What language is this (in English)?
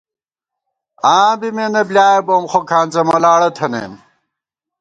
Gawar-Bati